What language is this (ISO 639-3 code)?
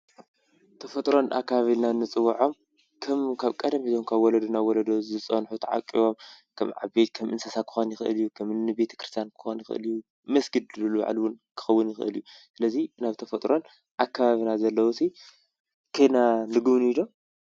tir